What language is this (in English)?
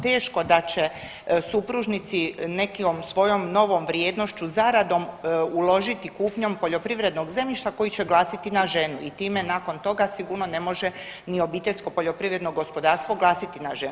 Croatian